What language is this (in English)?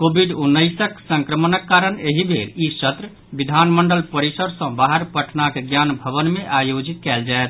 Maithili